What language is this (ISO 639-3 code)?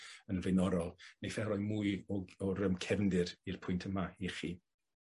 cym